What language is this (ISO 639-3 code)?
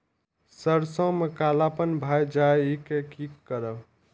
mai